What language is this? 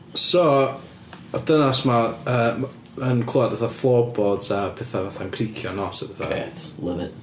Welsh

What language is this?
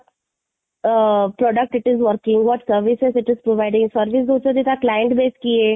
Odia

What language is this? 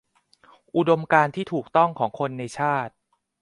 Thai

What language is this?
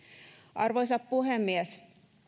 Finnish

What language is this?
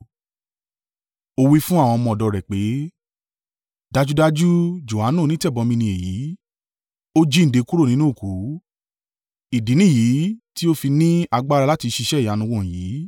Yoruba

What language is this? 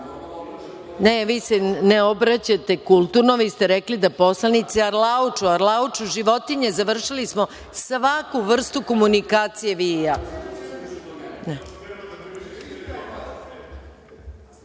Serbian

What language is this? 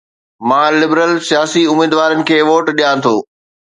Sindhi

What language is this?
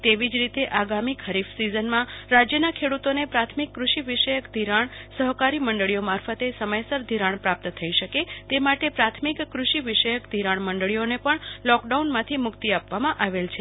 Gujarati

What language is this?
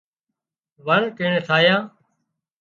Wadiyara Koli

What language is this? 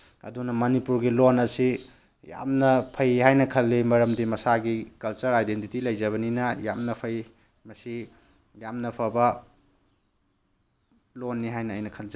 Manipuri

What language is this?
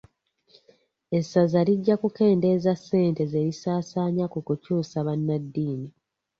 Ganda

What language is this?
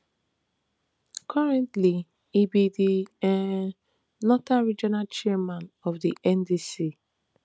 Nigerian Pidgin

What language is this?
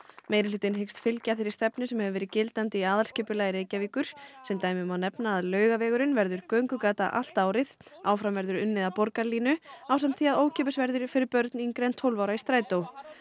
Icelandic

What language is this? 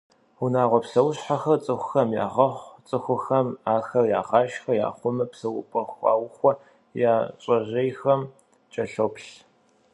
Kabardian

